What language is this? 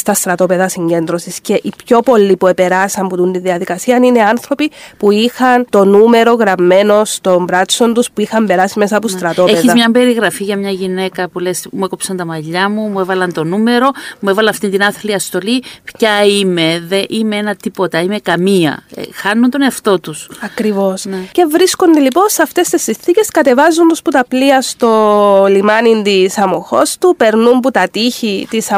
Greek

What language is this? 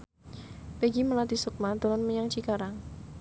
Javanese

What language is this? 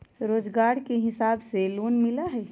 Magahi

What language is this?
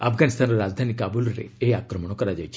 Odia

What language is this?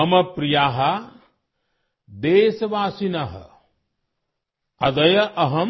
Urdu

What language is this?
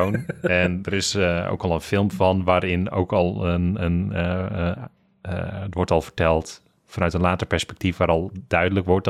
Dutch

